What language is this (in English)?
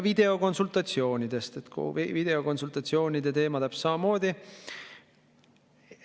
Estonian